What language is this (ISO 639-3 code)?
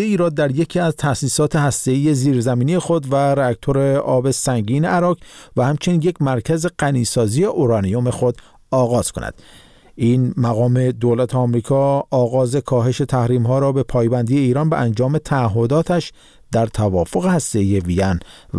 fas